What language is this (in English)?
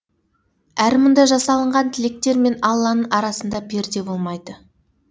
Kazakh